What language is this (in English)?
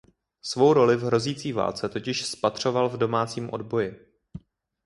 Czech